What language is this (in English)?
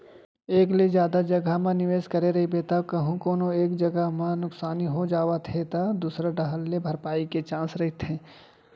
Chhattisgarhi